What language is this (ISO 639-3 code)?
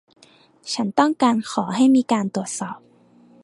tha